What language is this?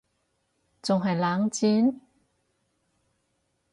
Cantonese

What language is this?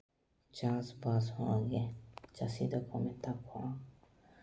Santali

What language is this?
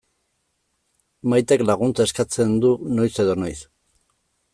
Basque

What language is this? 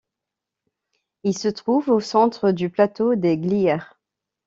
French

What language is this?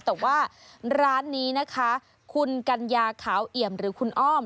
Thai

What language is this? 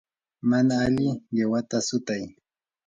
Yanahuanca Pasco Quechua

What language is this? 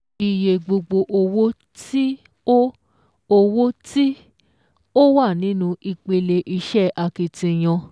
Yoruba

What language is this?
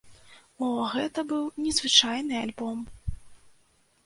Belarusian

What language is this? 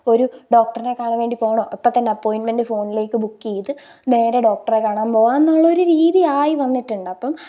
Malayalam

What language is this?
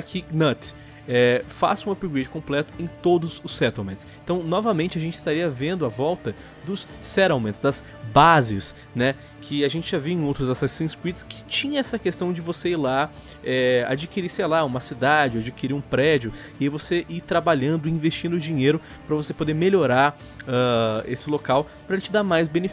Portuguese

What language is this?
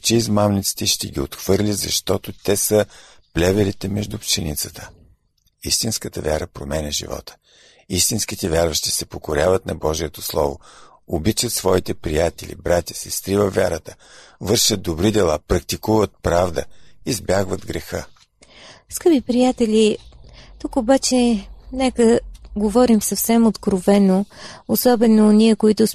Bulgarian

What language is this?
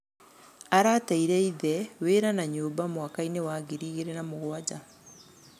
Kikuyu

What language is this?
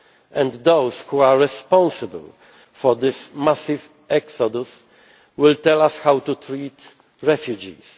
English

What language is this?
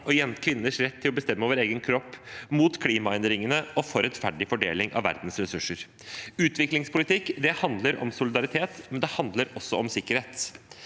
Norwegian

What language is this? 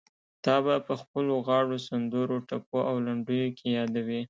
Pashto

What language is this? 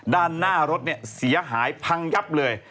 Thai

